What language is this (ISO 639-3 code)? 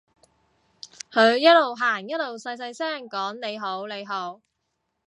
yue